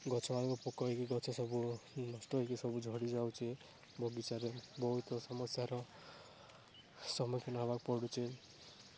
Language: Odia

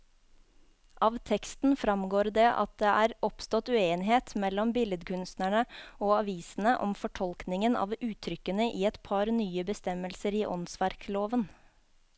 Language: Norwegian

